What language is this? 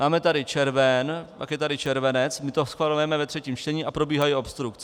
Czech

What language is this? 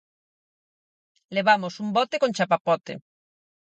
Galician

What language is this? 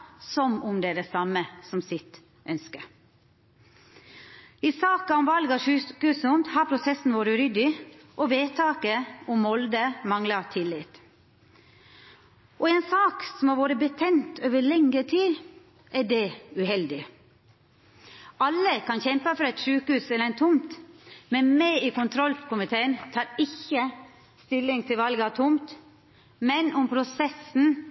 Norwegian Nynorsk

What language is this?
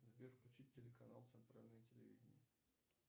Russian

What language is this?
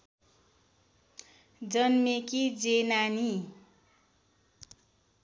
Nepali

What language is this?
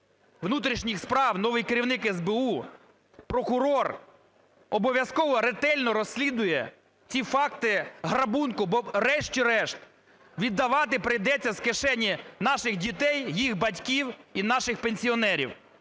Ukrainian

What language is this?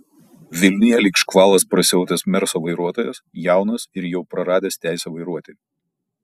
Lithuanian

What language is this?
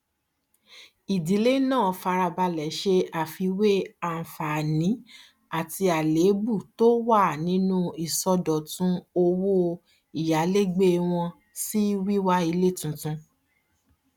Yoruba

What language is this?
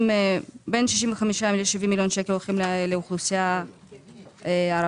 Hebrew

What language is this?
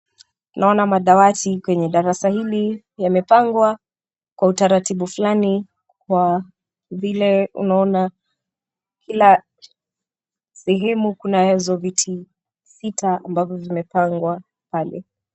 Swahili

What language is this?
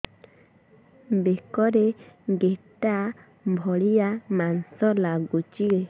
Odia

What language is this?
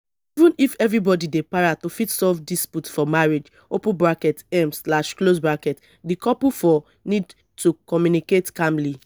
Nigerian Pidgin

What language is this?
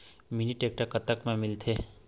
Chhattisgarhi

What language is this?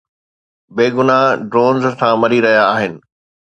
Sindhi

